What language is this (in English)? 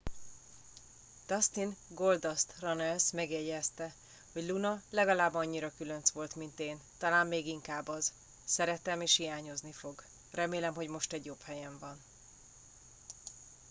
Hungarian